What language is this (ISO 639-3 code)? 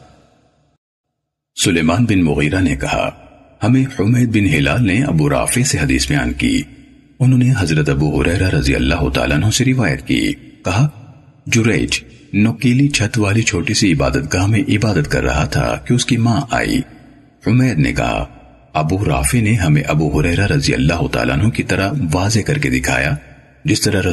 urd